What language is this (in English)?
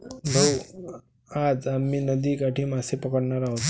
Marathi